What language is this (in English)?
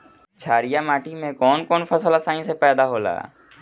Bhojpuri